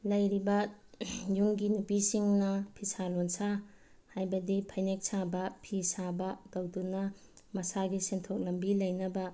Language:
Manipuri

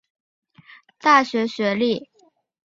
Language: Chinese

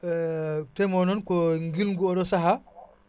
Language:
Wolof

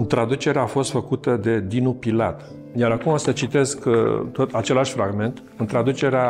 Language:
Romanian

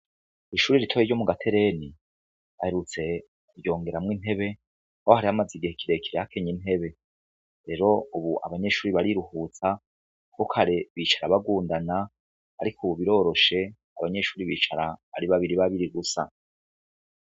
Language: Rundi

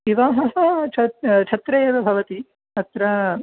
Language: Sanskrit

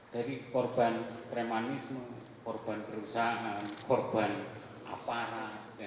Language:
Indonesian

